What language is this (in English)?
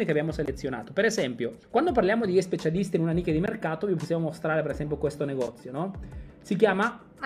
Italian